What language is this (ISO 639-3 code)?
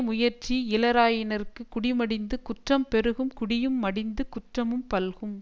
tam